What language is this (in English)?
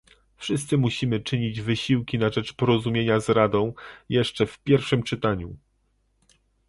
Polish